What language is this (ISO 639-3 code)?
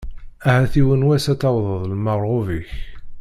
kab